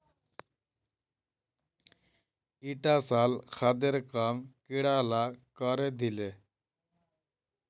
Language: Magahi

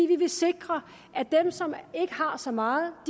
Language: Danish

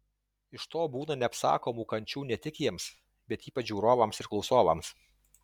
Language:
Lithuanian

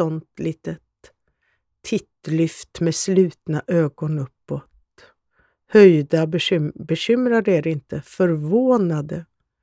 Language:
Swedish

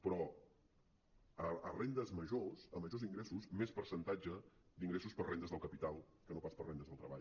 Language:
Catalan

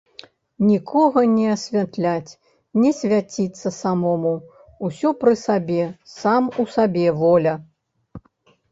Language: Belarusian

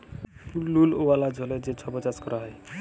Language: Bangla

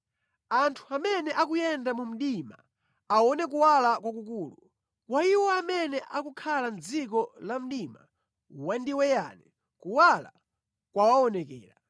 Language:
Nyanja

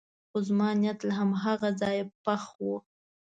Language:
Pashto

